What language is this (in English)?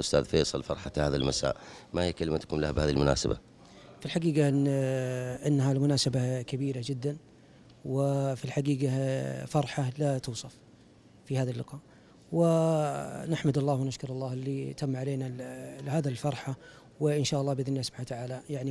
Arabic